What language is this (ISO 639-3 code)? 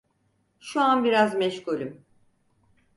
tur